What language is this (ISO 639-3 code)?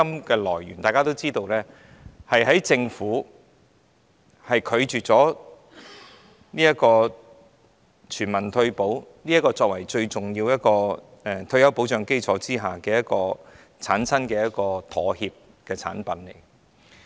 yue